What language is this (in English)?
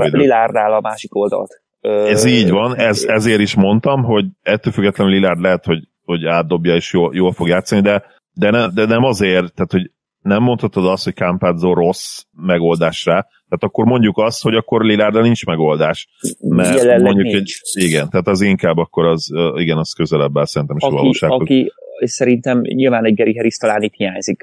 Hungarian